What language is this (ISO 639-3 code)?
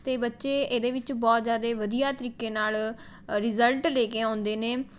pan